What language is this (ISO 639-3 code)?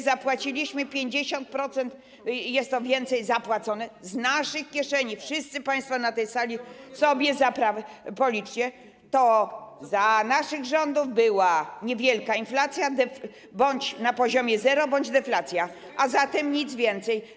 pol